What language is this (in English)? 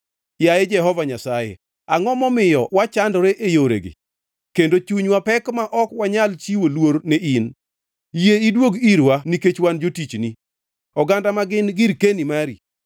Luo (Kenya and Tanzania)